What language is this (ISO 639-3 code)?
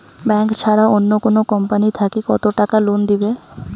ben